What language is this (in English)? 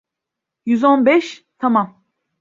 Turkish